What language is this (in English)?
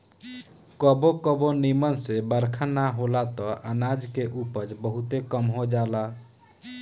Bhojpuri